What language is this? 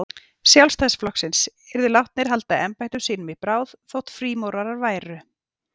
Icelandic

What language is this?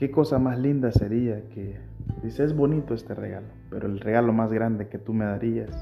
Spanish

